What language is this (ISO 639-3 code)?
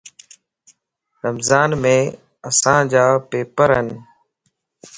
lss